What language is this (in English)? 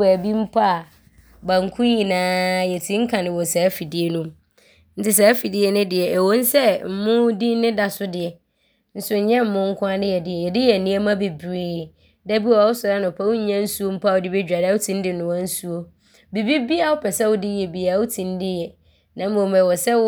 Abron